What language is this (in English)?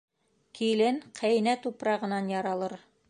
Bashkir